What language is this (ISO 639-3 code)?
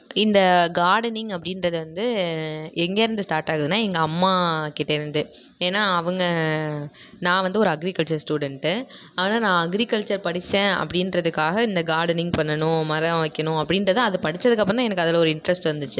tam